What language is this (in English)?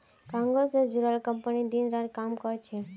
Magahi